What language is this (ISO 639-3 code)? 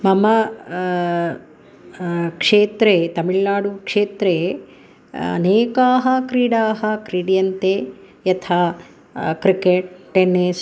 san